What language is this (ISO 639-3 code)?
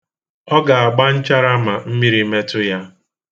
ibo